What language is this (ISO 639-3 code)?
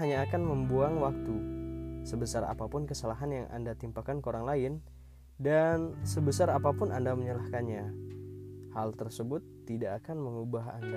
ind